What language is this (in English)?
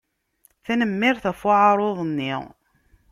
Kabyle